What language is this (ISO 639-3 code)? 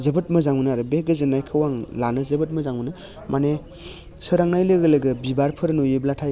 brx